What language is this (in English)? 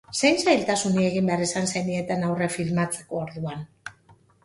Basque